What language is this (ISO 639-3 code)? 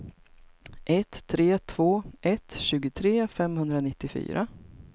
swe